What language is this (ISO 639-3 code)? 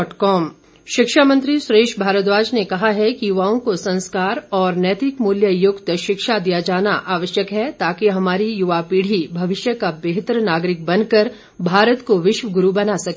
hin